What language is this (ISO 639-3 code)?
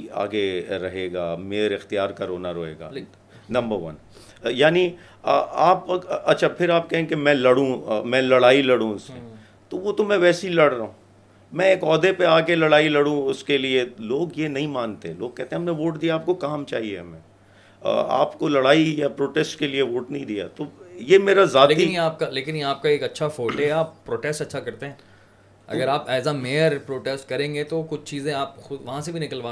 urd